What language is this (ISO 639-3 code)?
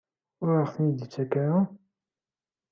kab